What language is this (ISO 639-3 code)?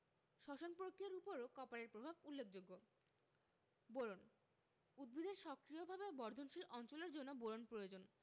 ben